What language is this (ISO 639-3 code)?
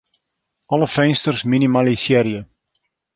fry